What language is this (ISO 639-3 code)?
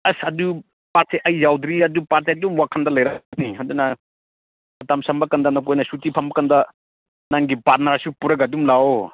mni